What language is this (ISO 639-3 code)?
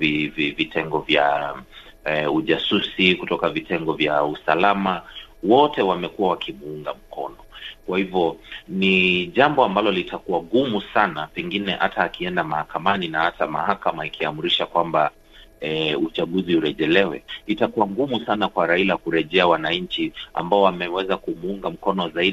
swa